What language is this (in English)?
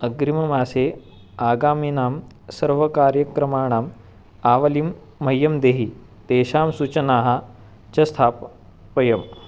Sanskrit